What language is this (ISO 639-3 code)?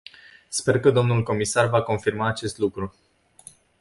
ron